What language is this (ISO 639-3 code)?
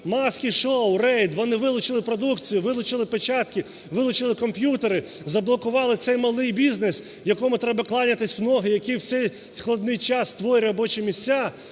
ukr